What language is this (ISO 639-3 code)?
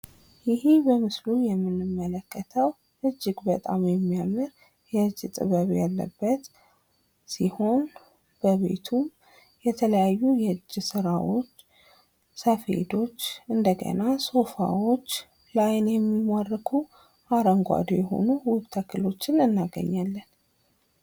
amh